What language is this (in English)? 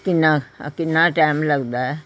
Punjabi